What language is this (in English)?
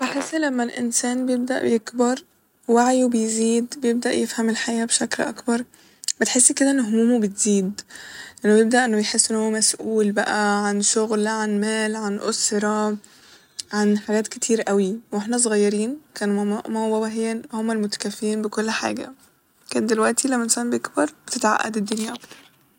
Egyptian Arabic